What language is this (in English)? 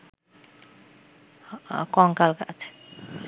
Bangla